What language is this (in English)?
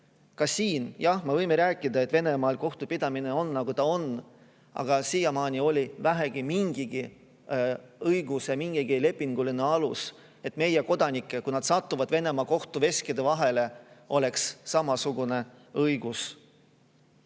Estonian